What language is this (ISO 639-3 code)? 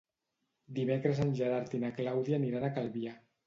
cat